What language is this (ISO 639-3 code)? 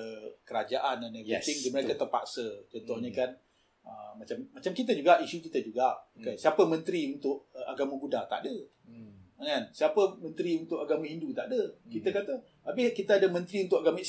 msa